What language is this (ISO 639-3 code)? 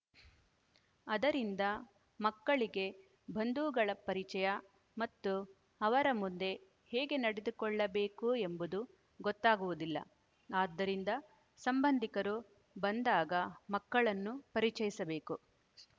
kan